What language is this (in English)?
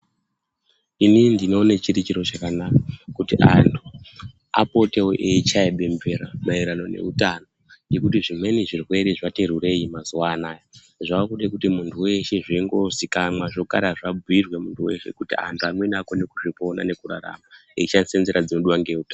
Ndau